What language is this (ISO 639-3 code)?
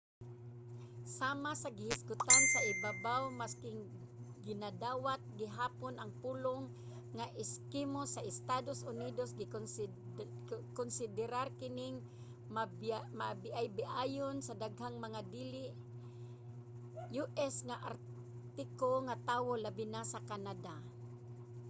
ceb